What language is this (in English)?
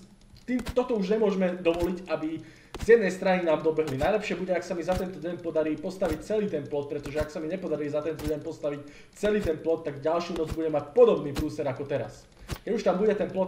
Czech